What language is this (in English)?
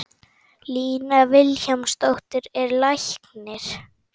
Icelandic